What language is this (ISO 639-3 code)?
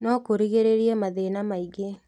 kik